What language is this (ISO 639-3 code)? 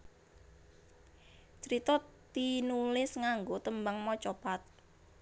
jav